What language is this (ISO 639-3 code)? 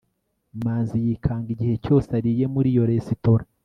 kin